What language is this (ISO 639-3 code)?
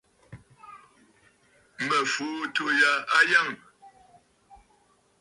bfd